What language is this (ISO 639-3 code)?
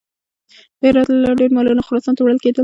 pus